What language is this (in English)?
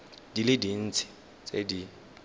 Tswana